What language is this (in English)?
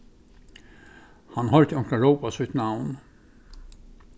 Faroese